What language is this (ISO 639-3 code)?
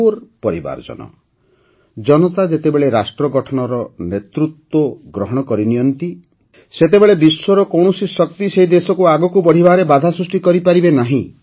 ori